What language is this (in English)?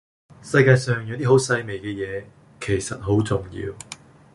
Cantonese